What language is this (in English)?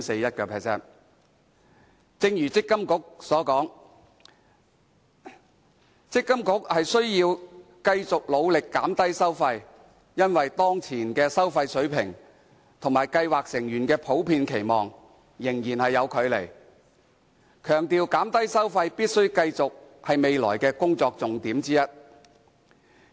Cantonese